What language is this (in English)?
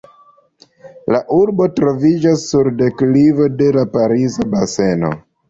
Esperanto